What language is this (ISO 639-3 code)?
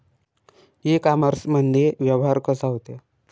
mar